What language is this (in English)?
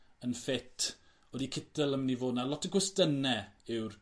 Welsh